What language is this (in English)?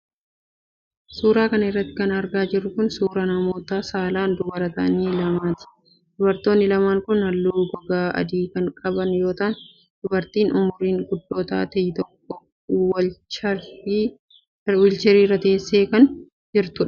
Oromo